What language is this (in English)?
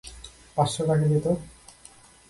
Bangla